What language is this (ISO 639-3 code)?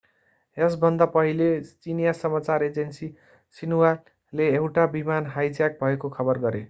nep